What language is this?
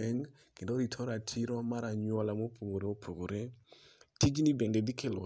Luo (Kenya and Tanzania)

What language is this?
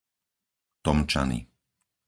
Slovak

